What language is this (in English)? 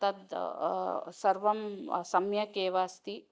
Sanskrit